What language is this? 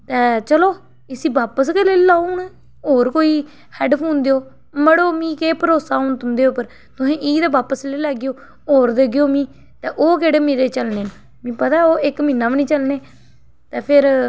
Dogri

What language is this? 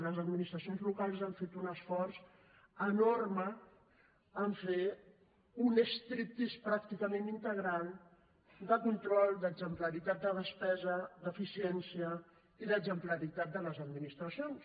Catalan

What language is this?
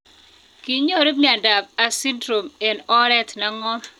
Kalenjin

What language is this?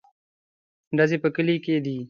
Pashto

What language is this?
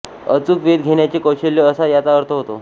Marathi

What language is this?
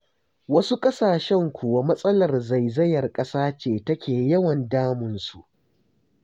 Hausa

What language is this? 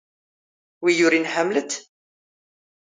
Standard Moroccan Tamazight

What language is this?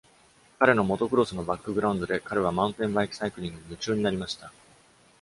Japanese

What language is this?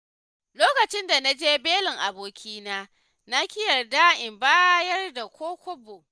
Hausa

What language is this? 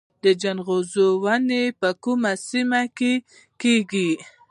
Pashto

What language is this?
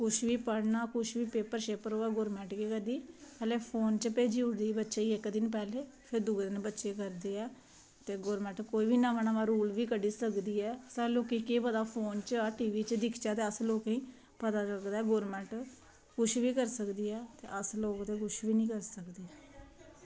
Dogri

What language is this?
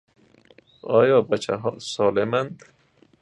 Persian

